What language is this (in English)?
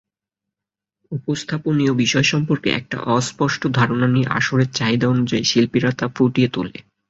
Bangla